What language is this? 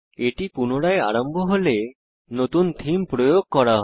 Bangla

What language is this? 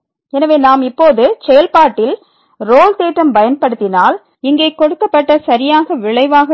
Tamil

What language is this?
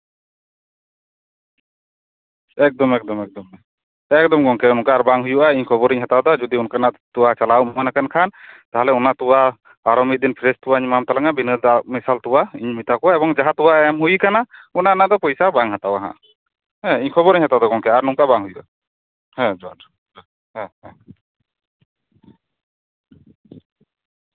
Santali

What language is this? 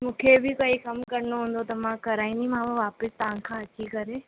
Sindhi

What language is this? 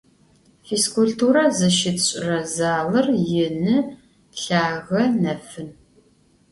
Adyghe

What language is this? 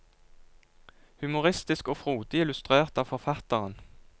Norwegian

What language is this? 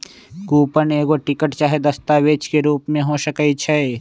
Magahi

